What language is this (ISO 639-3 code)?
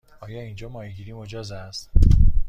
fas